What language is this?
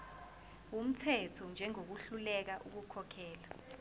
Zulu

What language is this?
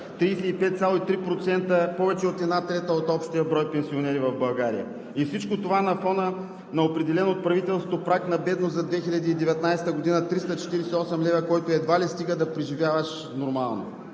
Bulgarian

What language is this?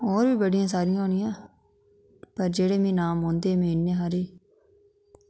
Dogri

